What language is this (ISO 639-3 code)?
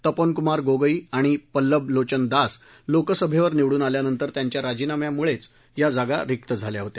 mar